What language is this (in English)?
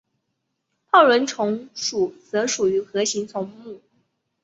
Chinese